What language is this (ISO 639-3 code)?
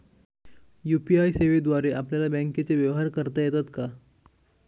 mar